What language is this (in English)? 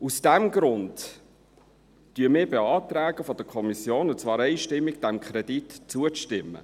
Swiss German